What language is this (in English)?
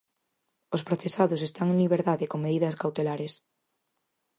Galician